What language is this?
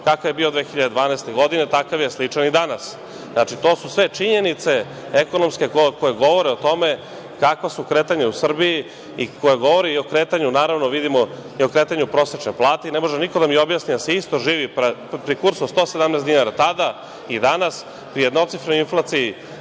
Serbian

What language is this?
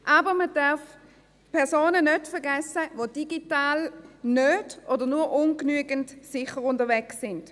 Swiss German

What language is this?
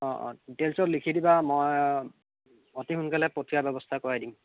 Assamese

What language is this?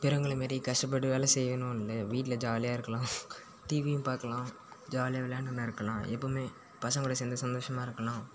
Tamil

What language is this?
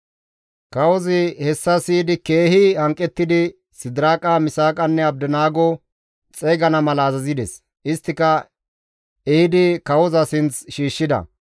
Gamo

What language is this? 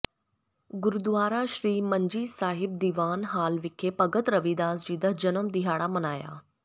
Punjabi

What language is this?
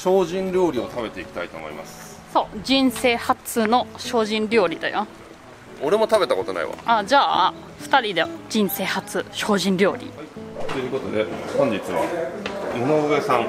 Japanese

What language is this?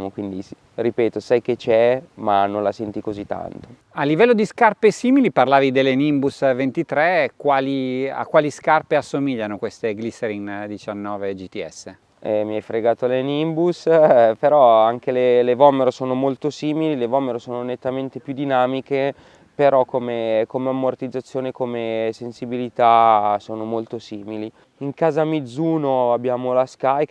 Italian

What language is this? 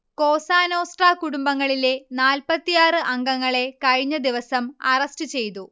Malayalam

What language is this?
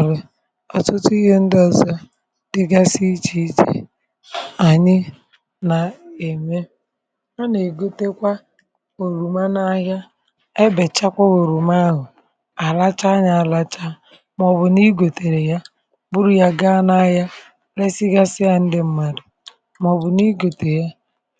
Igbo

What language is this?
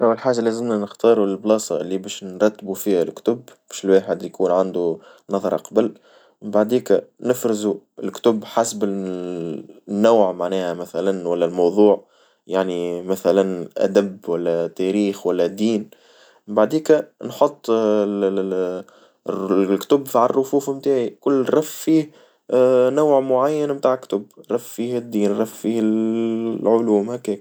Tunisian Arabic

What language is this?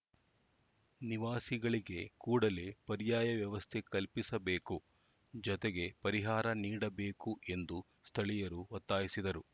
Kannada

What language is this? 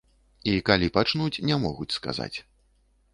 Belarusian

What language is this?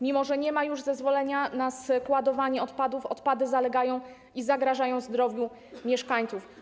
Polish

